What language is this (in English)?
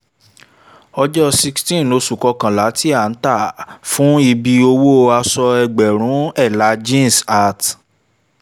Yoruba